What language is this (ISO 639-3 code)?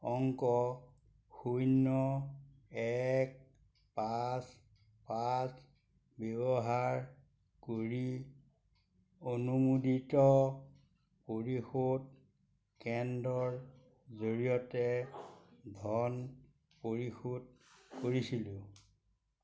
asm